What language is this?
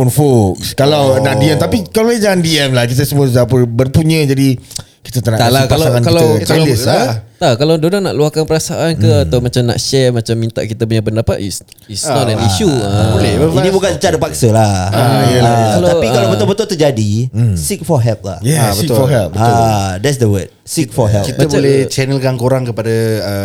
Malay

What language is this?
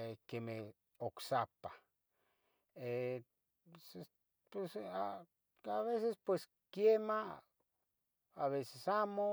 Tetelcingo Nahuatl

